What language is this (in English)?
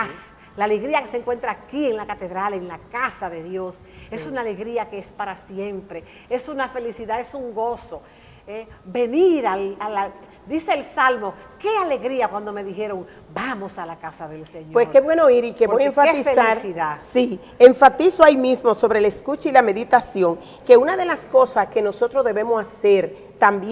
Spanish